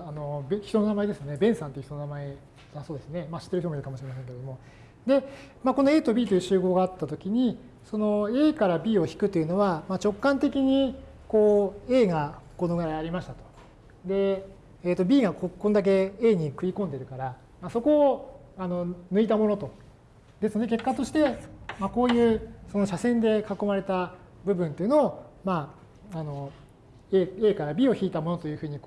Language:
Japanese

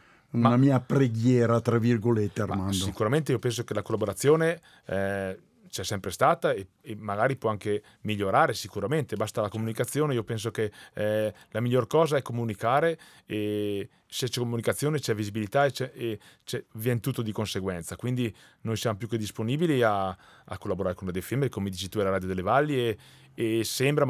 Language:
Italian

